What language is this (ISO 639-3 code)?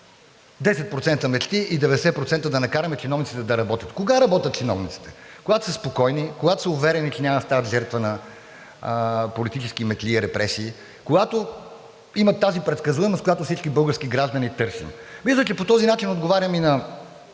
bul